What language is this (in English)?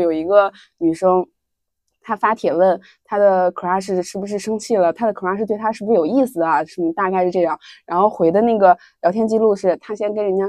Chinese